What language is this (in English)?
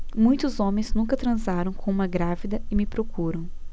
Portuguese